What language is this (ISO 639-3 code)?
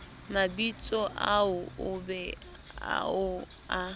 sot